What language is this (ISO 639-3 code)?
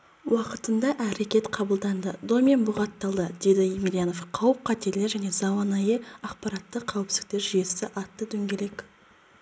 kaz